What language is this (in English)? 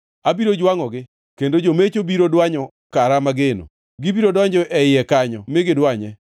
Luo (Kenya and Tanzania)